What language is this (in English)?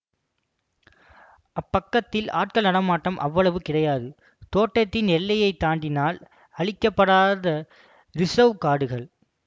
Tamil